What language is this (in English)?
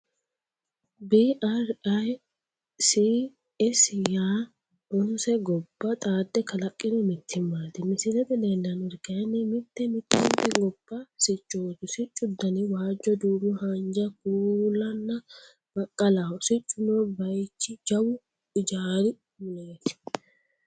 Sidamo